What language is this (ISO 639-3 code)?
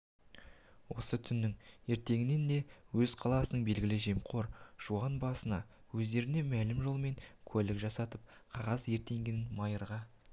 kaz